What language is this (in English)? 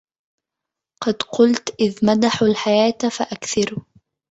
Arabic